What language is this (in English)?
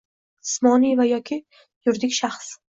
Uzbek